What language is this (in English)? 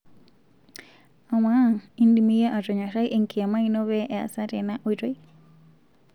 Masai